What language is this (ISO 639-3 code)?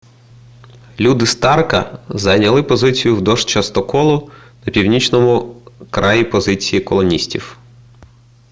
ukr